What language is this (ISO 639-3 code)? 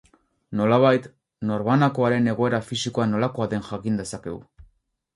eus